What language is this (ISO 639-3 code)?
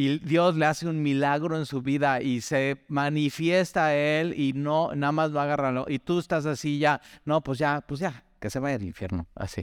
spa